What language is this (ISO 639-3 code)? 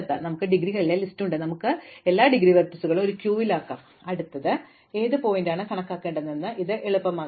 mal